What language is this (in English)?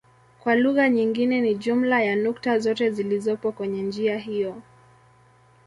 Swahili